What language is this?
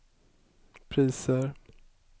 Swedish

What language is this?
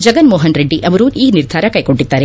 Kannada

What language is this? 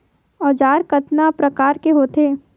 Chhattisgarhi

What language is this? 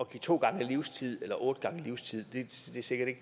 Danish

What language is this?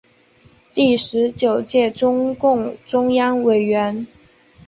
Chinese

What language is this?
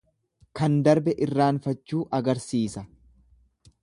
Oromo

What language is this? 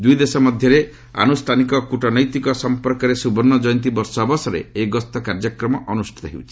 Odia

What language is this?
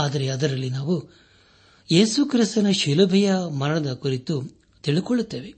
Kannada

